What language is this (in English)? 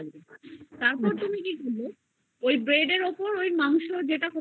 Bangla